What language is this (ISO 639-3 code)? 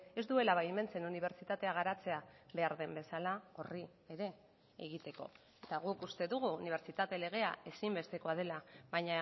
eus